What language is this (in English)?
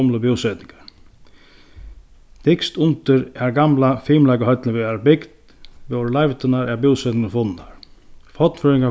Faroese